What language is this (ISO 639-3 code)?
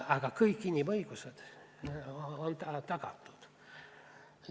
est